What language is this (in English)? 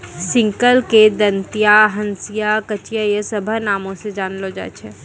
Maithili